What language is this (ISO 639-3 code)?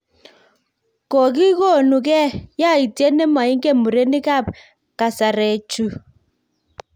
kln